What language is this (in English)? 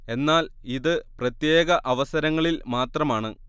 Malayalam